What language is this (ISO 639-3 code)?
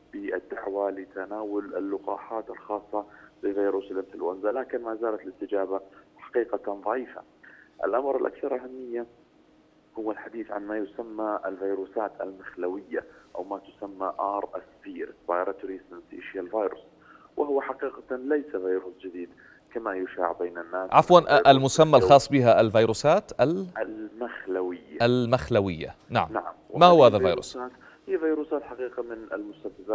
ara